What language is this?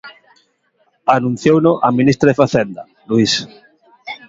Galician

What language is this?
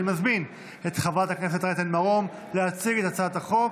Hebrew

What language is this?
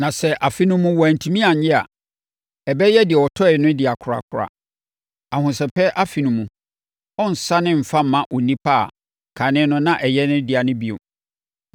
Akan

